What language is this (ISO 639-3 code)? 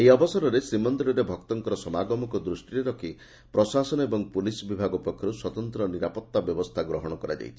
ori